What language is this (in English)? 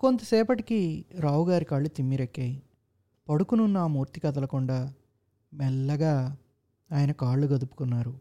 Telugu